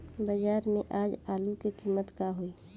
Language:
Bhojpuri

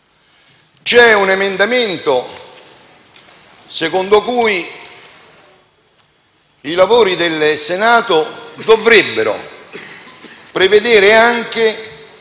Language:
Italian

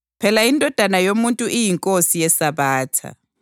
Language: North Ndebele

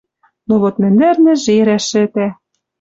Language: Western Mari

